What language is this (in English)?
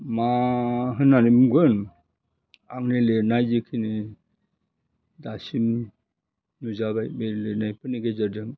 Bodo